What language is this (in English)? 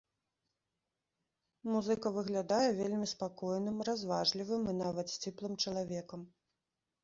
Belarusian